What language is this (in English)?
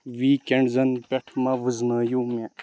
Kashmiri